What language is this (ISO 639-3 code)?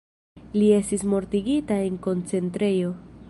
epo